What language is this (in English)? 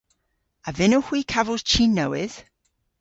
Cornish